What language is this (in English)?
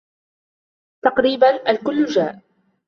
Arabic